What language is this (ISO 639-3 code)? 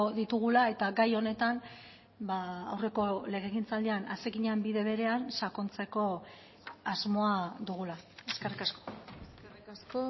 eus